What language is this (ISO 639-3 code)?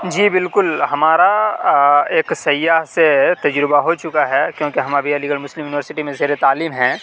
urd